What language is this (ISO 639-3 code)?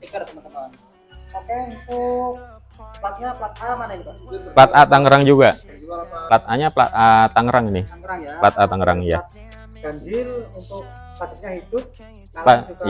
ind